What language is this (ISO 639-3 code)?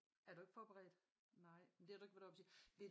dan